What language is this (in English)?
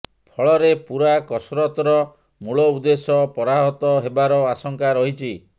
Odia